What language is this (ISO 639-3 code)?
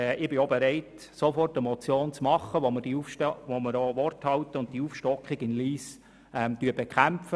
gsw